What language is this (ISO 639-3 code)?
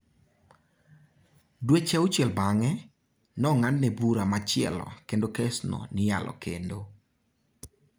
luo